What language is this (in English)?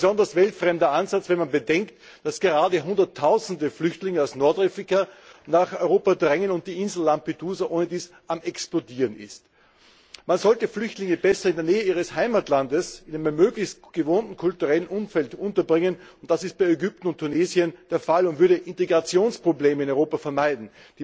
German